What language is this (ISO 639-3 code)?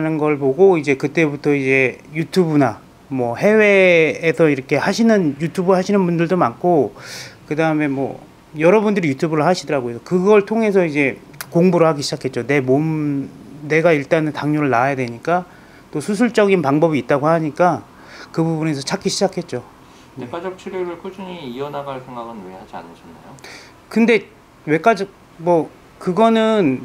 kor